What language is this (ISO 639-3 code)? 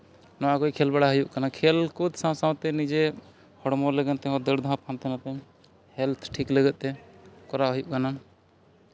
sat